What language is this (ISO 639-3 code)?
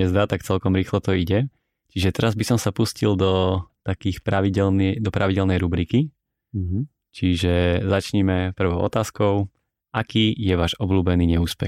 slk